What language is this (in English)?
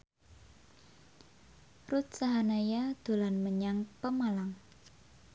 Javanese